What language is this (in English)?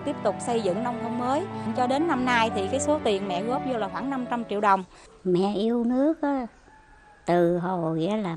Vietnamese